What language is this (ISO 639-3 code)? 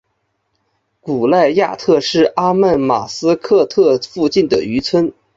zho